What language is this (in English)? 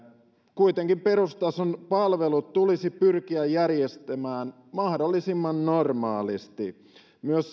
Finnish